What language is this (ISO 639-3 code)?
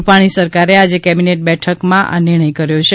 guj